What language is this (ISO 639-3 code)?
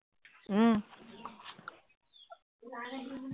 asm